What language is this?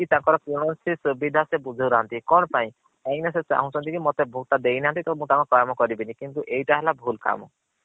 Odia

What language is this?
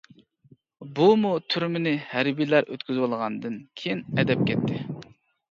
Uyghur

